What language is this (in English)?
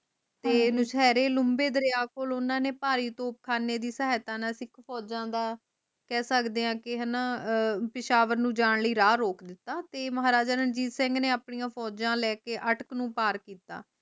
Punjabi